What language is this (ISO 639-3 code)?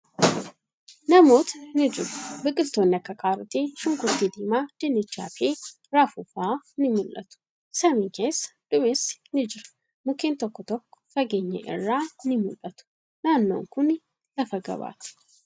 orm